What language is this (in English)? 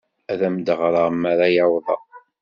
Kabyle